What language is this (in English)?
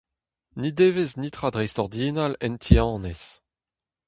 Breton